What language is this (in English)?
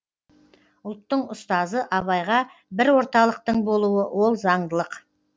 Kazakh